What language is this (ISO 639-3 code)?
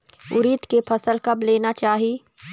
hne